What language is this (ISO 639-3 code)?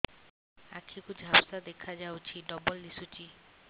ori